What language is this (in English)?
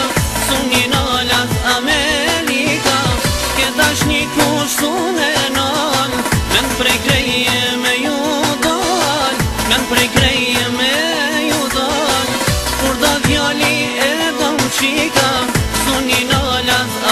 Bulgarian